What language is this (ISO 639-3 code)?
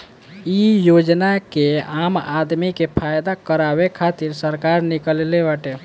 bho